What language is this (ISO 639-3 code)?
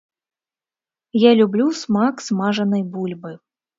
bel